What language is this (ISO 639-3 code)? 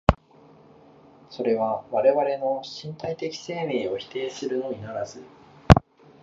jpn